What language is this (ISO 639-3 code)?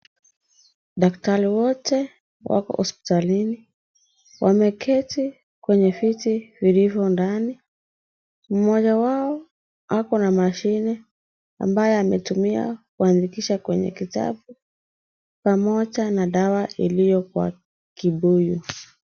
swa